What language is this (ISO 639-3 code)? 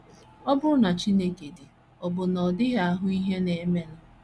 ibo